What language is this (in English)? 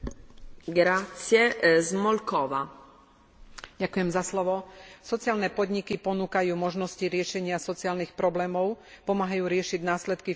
Slovak